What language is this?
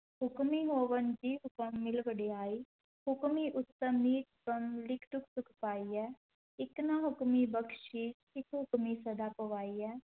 Punjabi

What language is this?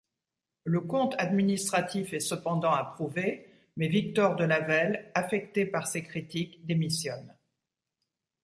French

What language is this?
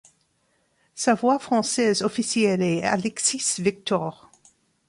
French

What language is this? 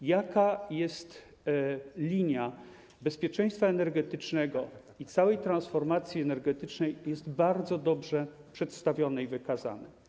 Polish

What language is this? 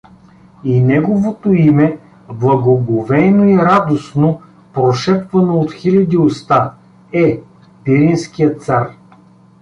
Bulgarian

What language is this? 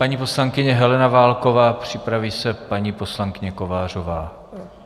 Czech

